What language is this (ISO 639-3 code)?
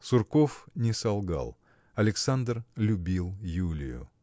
rus